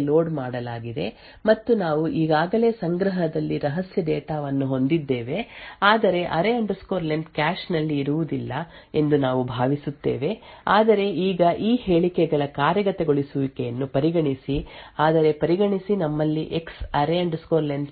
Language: Kannada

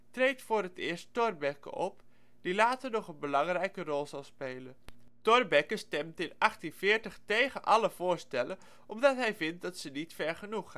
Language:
Dutch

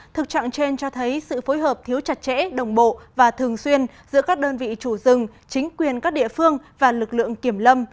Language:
Vietnamese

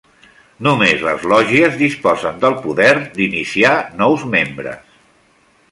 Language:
Catalan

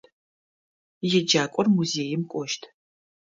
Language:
Adyghe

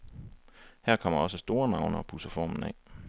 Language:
Danish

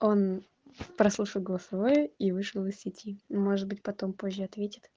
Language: Russian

